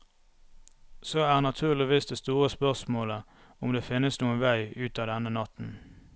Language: Norwegian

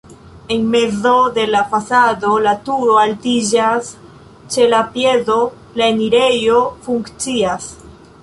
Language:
Esperanto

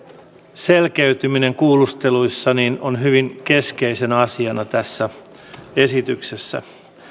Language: Finnish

